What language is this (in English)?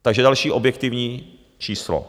Czech